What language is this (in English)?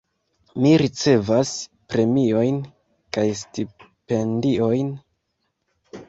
Esperanto